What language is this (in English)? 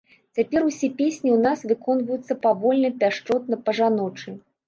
Belarusian